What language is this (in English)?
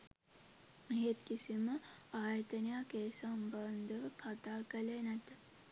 Sinhala